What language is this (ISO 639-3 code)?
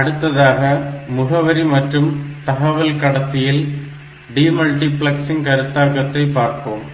tam